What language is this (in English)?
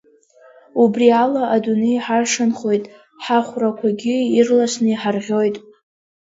Abkhazian